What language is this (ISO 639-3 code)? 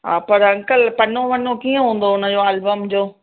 snd